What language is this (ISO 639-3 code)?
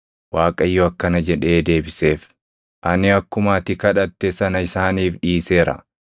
orm